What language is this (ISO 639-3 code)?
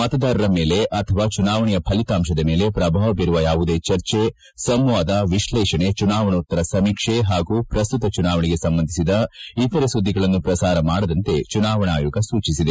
kan